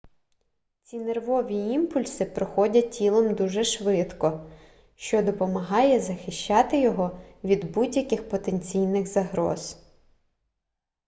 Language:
Ukrainian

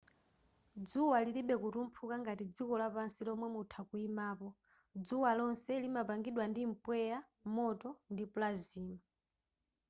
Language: Nyanja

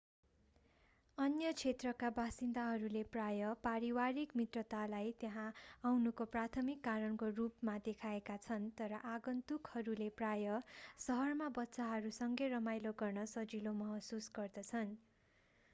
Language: Nepali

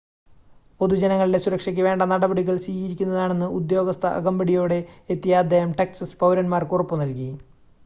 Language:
Malayalam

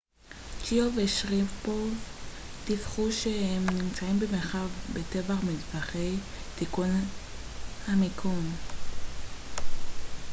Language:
Hebrew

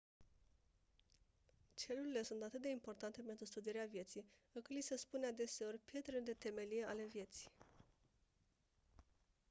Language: Romanian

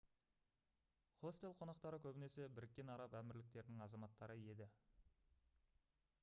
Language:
Kazakh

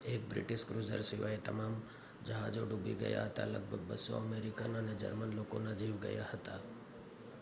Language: Gujarati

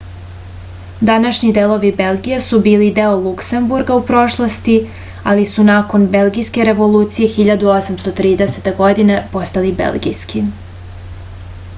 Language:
Serbian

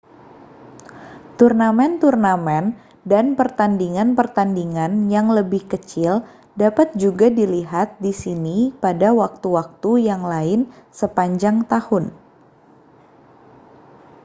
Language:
Indonesian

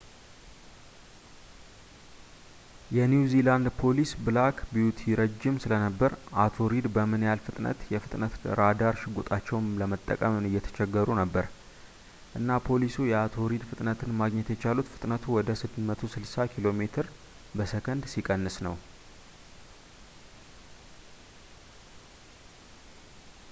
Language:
Amharic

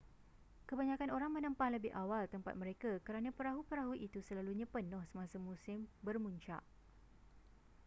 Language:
Malay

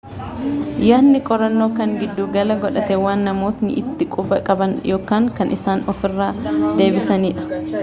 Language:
Oromo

